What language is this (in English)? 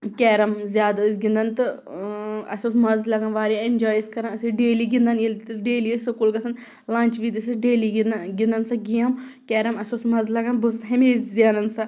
Kashmiri